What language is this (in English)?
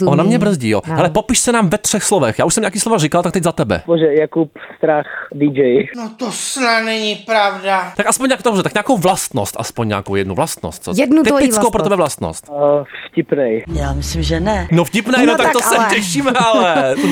Czech